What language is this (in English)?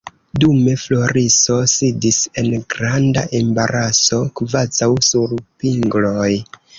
Esperanto